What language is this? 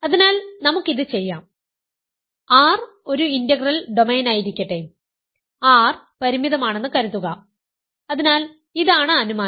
Malayalam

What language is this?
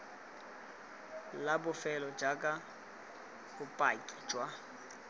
Tswana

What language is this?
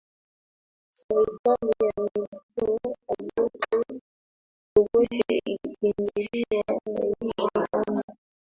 Swahili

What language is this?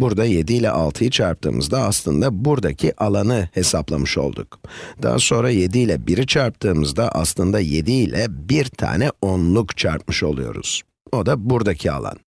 Turkish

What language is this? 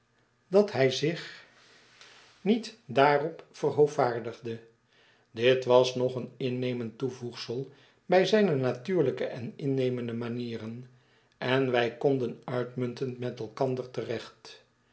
Dutch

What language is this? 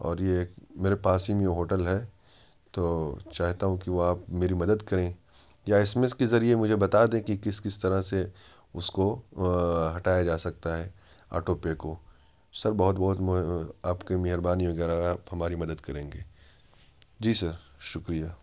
Urdu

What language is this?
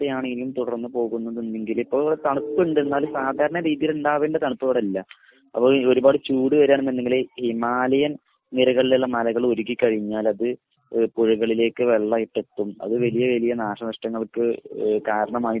Malayalam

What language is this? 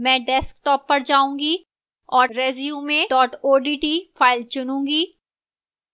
Hindi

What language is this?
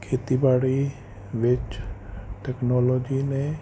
Punjabi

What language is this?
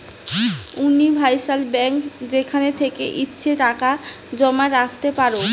Bangla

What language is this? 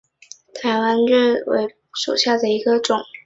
Chinese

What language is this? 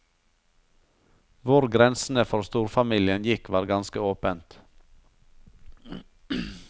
Norwegian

